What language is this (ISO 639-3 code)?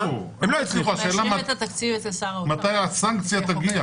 heb